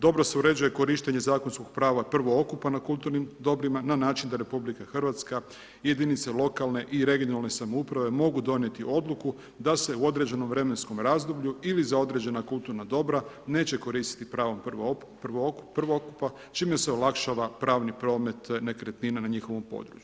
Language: Croatian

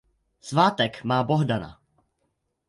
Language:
Czech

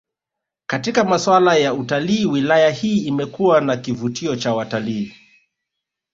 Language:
Swahili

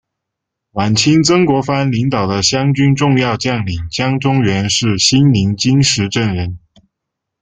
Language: Chinese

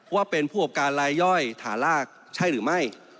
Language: Thai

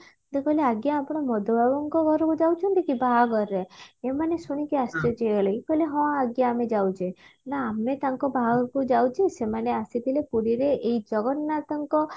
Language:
Odia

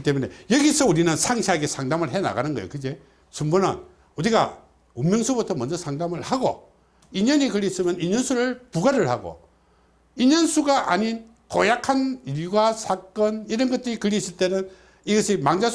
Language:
Korean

